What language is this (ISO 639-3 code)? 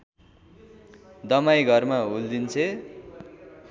nep